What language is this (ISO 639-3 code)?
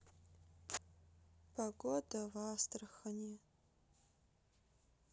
rus